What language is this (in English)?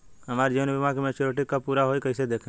Bhojpuri